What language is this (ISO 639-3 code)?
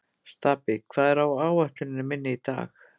isl